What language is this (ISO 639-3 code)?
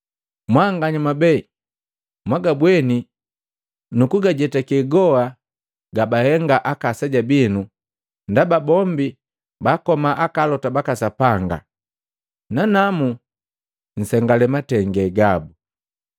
mgv